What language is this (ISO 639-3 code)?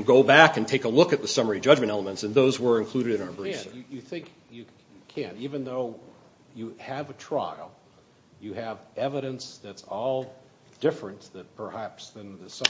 eng